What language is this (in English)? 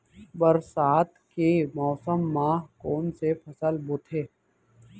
Chhattisgarhi